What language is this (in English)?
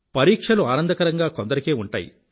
Telugu